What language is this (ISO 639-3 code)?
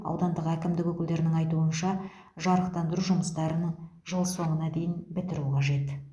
kaz